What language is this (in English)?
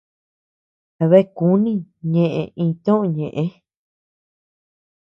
Tepeuxila Cuicatec